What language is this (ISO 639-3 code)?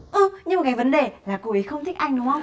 vie